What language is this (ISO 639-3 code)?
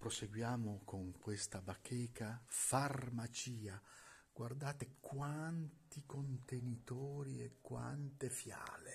ita